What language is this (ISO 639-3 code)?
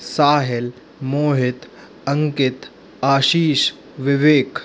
hin